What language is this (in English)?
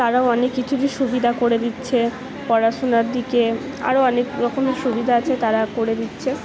Bangla